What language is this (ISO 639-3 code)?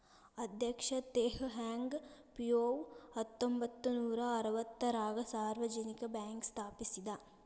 kan